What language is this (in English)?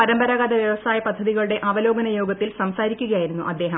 Malayalam